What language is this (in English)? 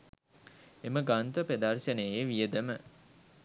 Sinhala